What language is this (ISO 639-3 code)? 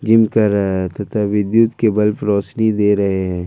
hin